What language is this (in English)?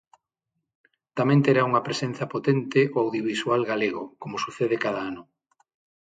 Galician